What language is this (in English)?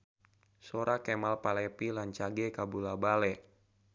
Sundanese